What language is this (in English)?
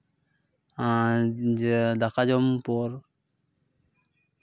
Santali